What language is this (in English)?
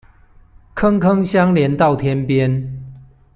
Chinese